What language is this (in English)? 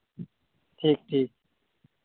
Santali